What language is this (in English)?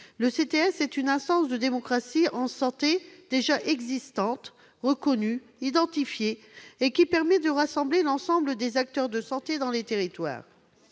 French